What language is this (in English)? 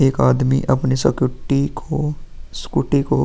Hindi